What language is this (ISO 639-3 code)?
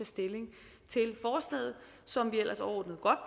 dan